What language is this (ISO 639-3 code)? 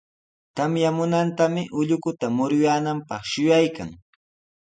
qws